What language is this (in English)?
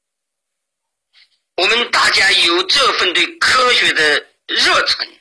Chinese